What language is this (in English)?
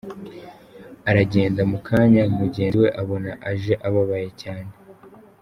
Kinyarwanda